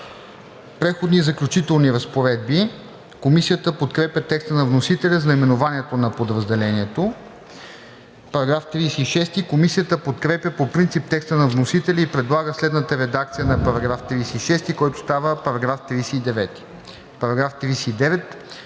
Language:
Bulgarian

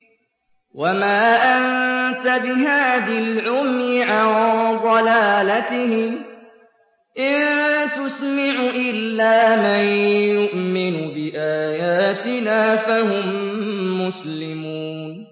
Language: Arabic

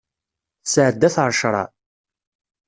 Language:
Kabyle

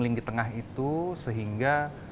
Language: Indonesian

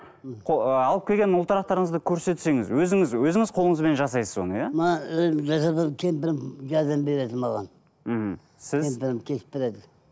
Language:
Kazakh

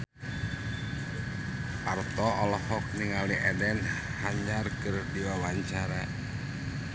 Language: Sundanese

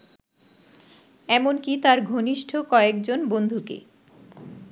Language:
Bangla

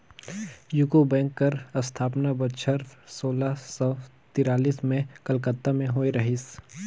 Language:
Chhattisgarhi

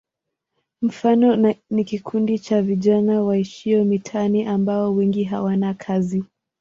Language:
Swahili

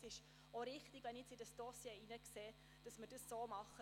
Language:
Swiss German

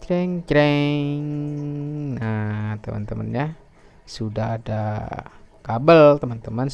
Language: Indonesian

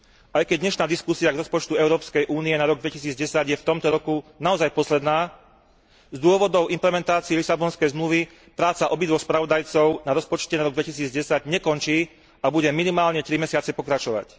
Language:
Slovak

